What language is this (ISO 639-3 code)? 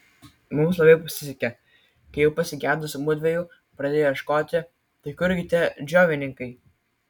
lit